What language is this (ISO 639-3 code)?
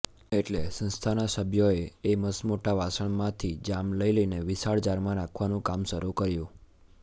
guj